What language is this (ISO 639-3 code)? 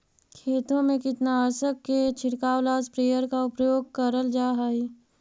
mag